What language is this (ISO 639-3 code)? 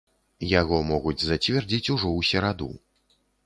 bel